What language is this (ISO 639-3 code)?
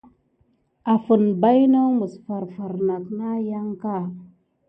gid